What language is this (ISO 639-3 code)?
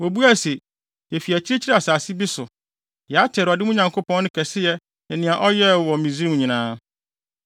aka